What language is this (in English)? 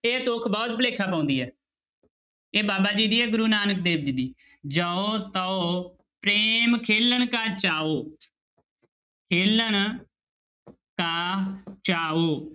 Punjabi